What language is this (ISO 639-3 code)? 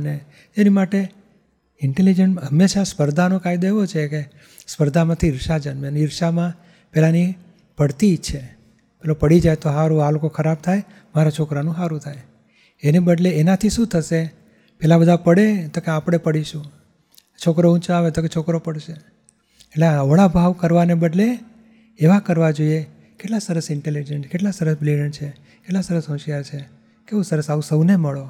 guj